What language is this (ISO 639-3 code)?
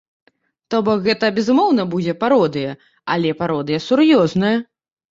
bel